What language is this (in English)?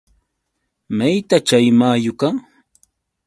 Yauyos Quechua